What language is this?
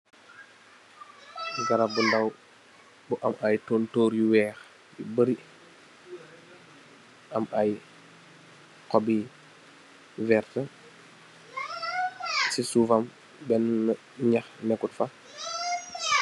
Wolof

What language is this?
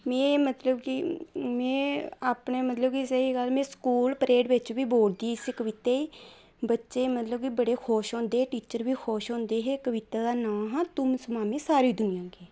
Dogri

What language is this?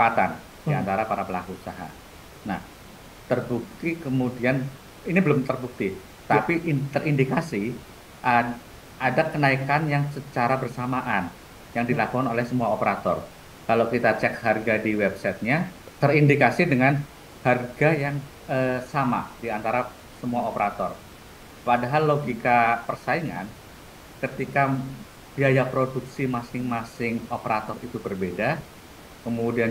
Indonesian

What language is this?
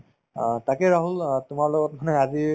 Assamese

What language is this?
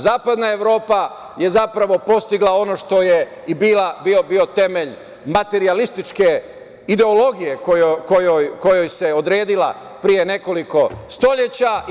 Serbian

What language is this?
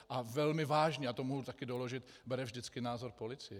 Czech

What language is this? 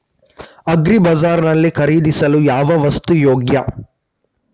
Kannada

